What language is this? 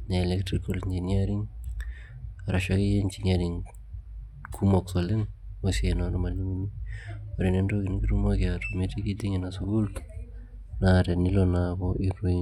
Masai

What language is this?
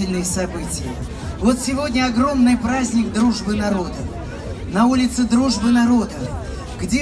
Russian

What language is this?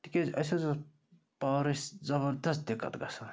Kashmiri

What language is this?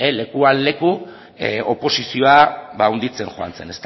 Basque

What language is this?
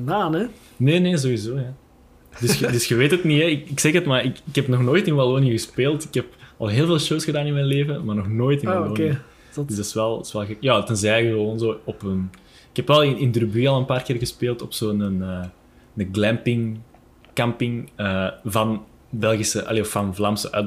Dutch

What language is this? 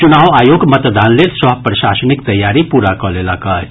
Maithili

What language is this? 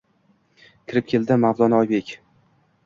Uzbek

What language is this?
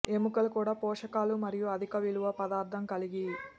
Telugu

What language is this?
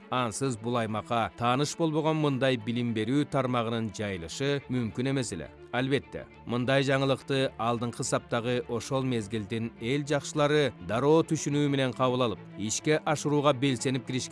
Turkish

